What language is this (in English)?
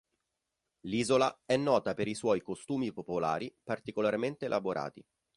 Italian